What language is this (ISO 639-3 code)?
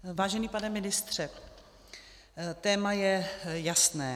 ces